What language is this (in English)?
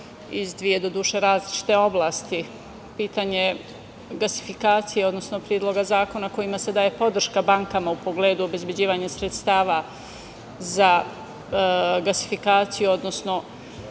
Serbian